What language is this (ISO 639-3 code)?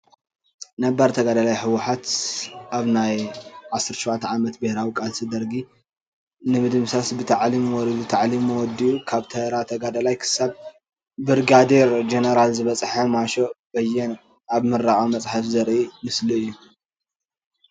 tir